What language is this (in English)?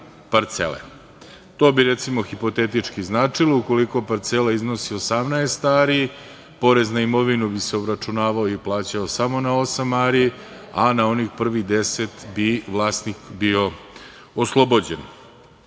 Serbian